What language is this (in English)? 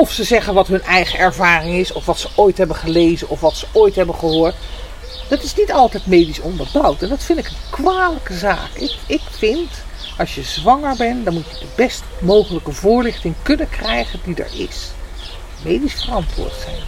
Dutch